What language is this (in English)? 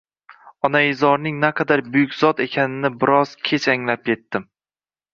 Uzbek